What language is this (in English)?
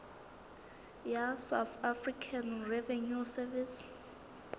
Southern Sotho